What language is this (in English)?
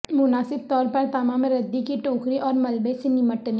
Urdu